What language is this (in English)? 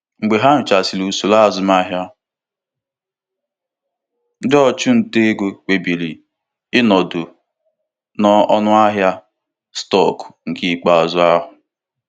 Igbo